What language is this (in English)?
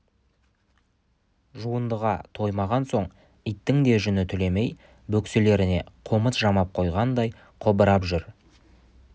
Kazakh